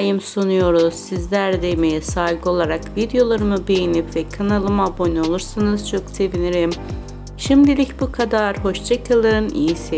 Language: Turkish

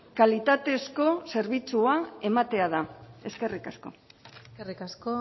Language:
Basque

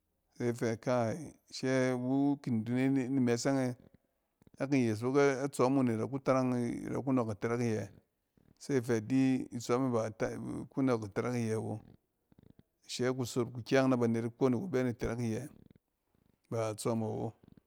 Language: Cen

